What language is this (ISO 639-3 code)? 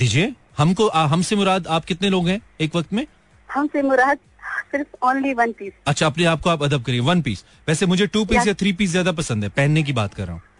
hin